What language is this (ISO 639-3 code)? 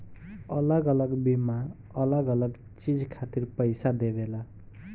bho